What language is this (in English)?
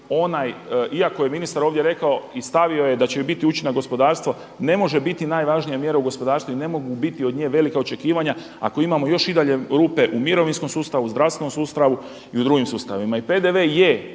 Croatian